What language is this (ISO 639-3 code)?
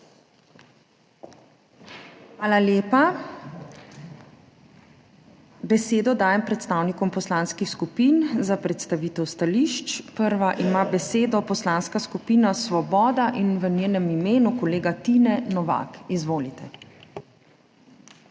slv